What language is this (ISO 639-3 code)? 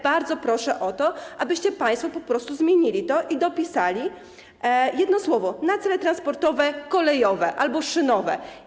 pol